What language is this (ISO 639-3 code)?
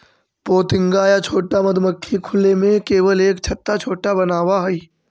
mag